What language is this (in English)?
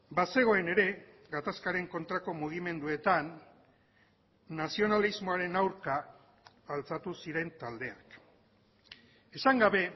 Basque